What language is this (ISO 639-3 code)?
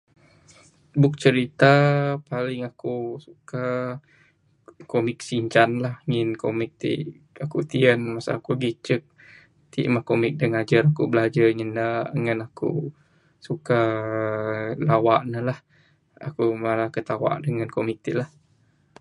sdo